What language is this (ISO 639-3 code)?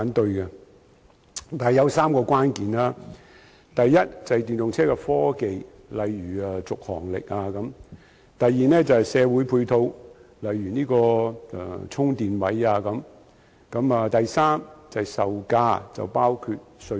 yue